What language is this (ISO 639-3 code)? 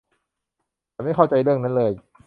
tha